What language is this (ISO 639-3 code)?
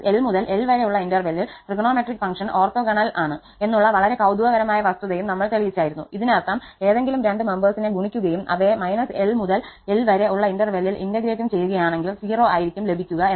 mal